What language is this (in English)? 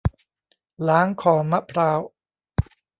Thai